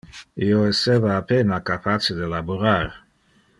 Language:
Interlingua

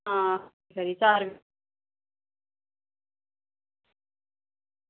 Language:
Dogri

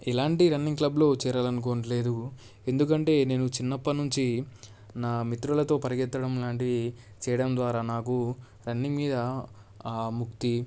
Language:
Telugu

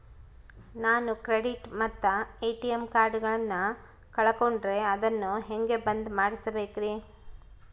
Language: Kannada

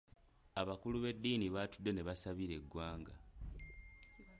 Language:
Ganda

